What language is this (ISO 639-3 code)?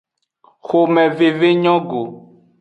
ajg